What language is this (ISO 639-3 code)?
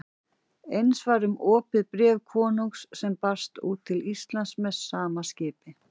isl